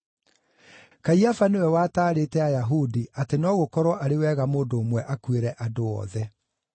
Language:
Kikuyu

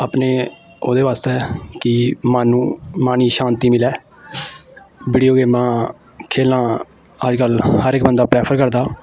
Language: Dogri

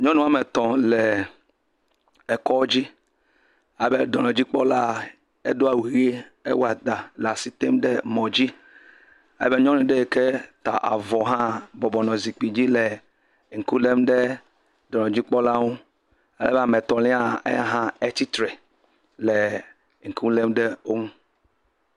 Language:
Ewe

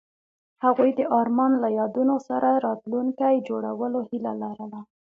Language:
Pashto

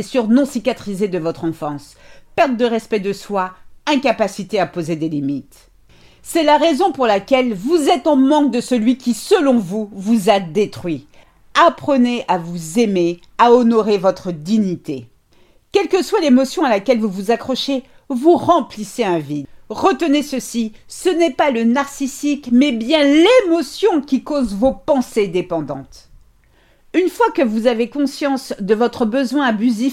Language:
French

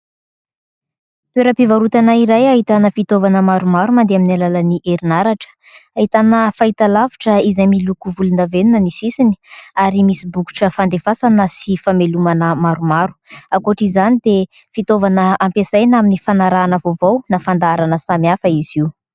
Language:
Malagasy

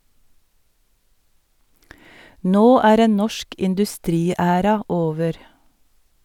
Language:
Norwegian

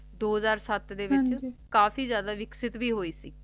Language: Punjabi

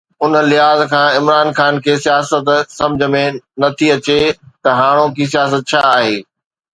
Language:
Sindhi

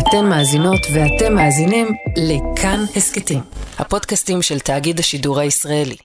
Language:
Hebrew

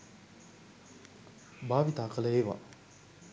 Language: Sinhala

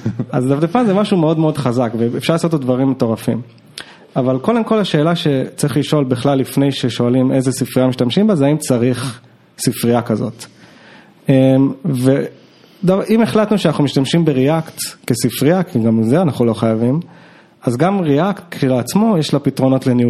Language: Hebrew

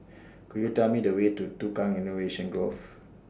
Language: English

